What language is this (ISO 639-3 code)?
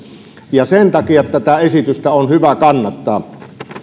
fin